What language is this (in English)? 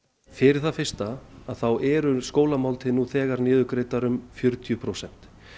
Icelandic